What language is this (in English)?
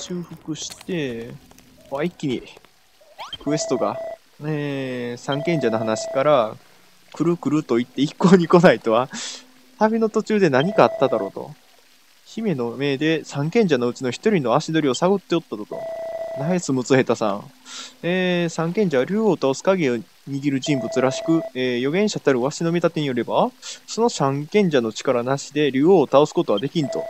Japanese